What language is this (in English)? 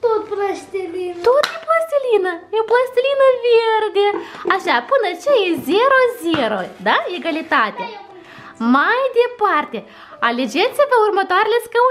Romanian